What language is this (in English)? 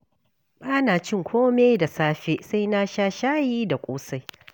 Hausa